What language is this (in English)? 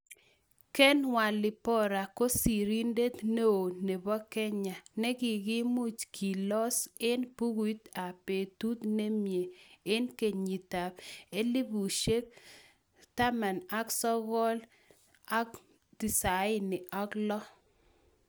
Kalenjin